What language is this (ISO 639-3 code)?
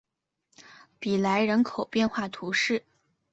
zho